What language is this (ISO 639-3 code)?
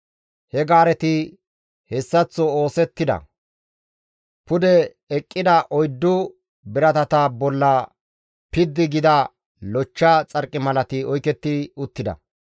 gmv